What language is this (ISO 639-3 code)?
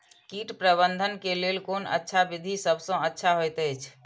mai